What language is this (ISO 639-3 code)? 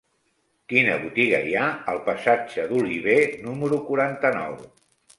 cat